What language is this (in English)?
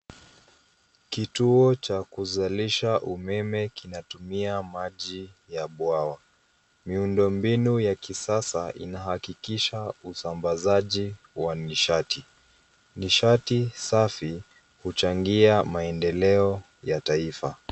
Swahili